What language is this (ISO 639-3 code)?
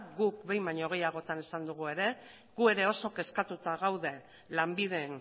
eus